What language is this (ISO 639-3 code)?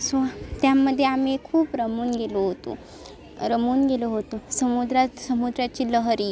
mar